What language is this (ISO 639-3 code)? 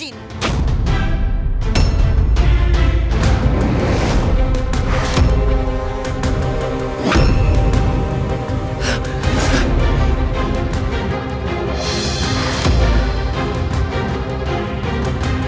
ind